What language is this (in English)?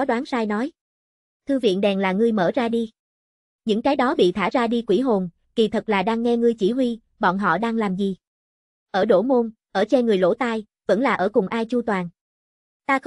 Vietnamese